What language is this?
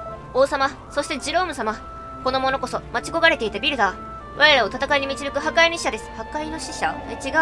Japanese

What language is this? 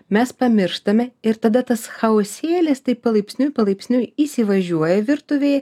Lithuanian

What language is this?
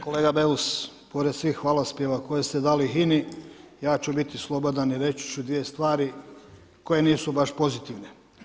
Croatian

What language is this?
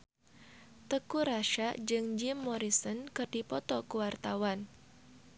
Sundanese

